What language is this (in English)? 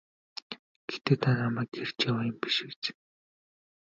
Mongolian